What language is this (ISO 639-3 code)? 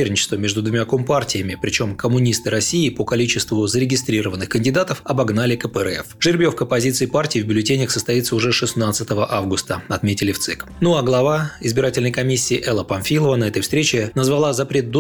rus